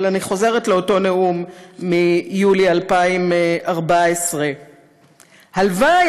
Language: Hebrew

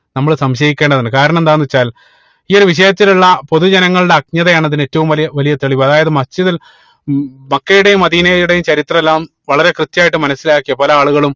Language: Malayalam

